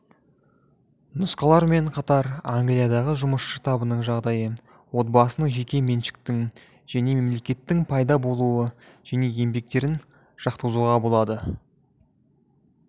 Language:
Kazakh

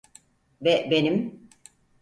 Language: Turkish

